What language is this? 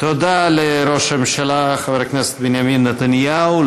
Hebrew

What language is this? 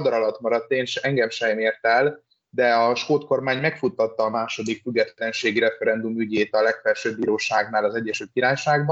Hungarian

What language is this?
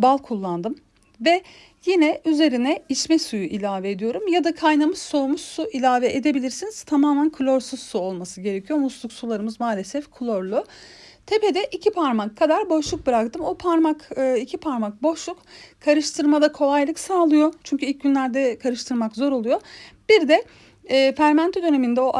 Turkish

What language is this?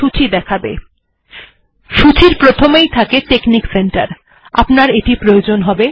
Bangla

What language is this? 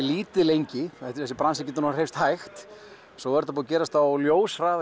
Icelandic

